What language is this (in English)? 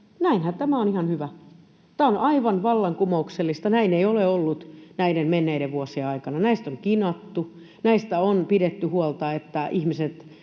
Finnish